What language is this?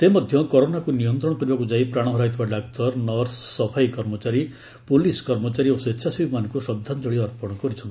Odia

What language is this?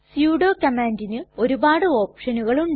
Malayalam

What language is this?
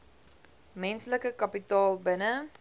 Afrikaans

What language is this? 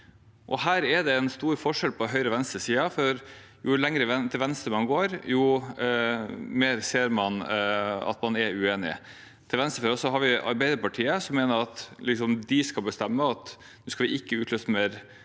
Norwegian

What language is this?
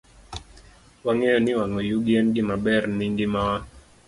Luo (Kenya and Tanzania)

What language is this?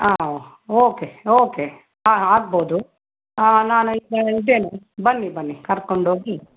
Kannada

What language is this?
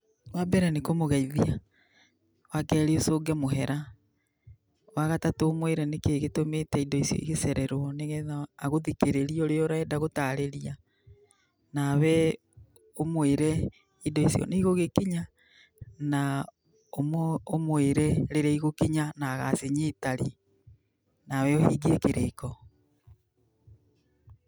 Kikuyu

